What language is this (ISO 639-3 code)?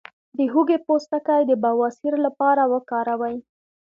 pus